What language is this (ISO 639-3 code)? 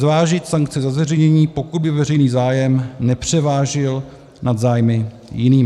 ces